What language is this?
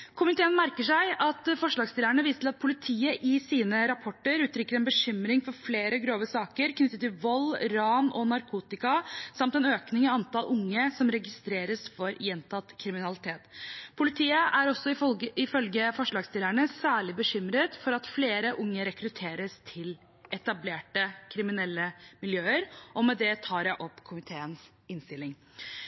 Norwegian Bokmål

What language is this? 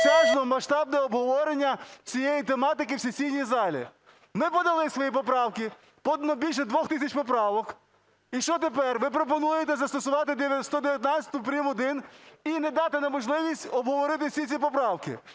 Ukrainian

